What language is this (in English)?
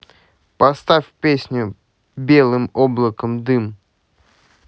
Russian